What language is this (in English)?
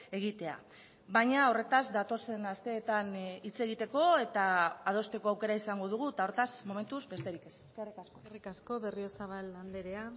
Basque